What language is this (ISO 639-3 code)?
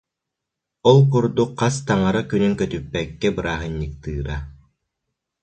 sah